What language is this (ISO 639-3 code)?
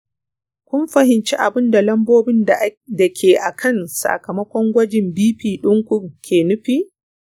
hau